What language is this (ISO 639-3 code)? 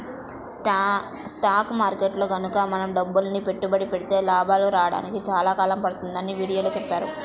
tel